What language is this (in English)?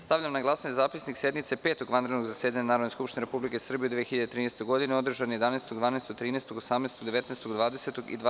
Serbian